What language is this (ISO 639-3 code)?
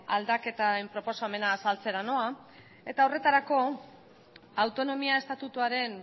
eus